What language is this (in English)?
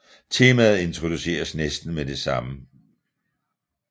Danish